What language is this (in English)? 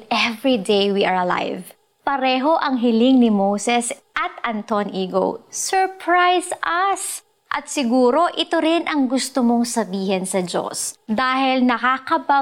Filipino